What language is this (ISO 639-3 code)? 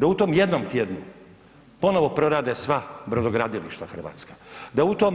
hrv